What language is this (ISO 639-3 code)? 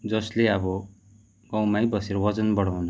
nep